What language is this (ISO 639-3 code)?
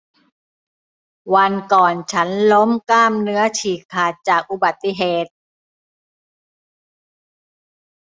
tha